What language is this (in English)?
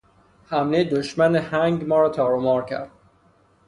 Persian